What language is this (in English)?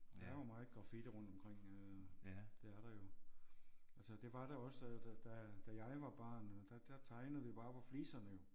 Danish